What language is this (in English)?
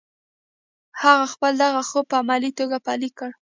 Pashto